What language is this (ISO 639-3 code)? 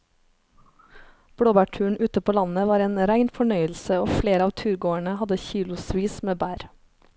nor